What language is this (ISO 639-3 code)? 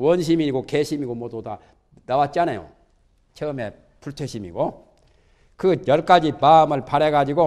kor